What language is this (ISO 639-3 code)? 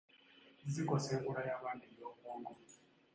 lug